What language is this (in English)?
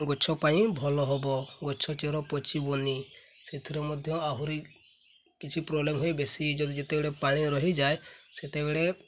Odia